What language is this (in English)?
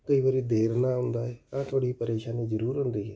Punjabi